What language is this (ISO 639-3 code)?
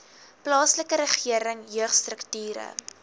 afr